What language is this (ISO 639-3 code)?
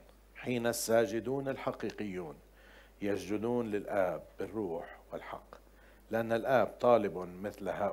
ara